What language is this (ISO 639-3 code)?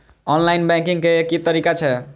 mai